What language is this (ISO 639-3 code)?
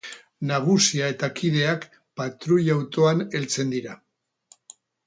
eus